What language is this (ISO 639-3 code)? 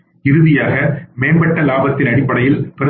tam